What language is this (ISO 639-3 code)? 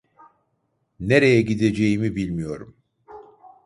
tur